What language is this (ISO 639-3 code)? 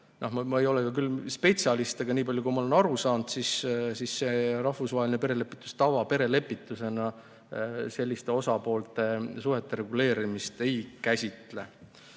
est